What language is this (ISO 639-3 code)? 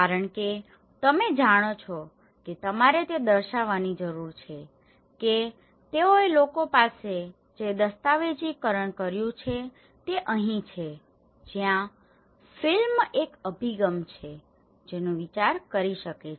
guj